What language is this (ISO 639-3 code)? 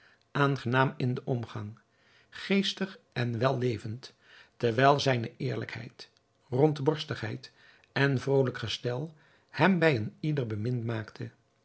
nld